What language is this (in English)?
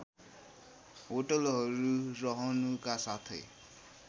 Nepali